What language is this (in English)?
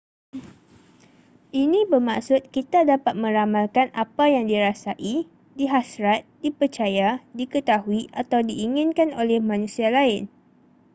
Malay